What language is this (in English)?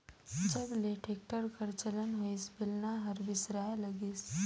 Chhattisgarhi